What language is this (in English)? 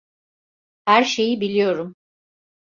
Turkish